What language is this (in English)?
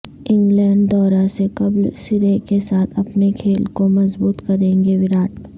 Urdu